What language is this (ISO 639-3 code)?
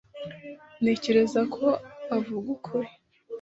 kin